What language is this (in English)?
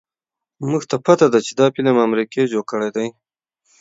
Pashto